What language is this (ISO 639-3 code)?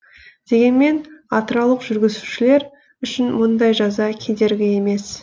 kaz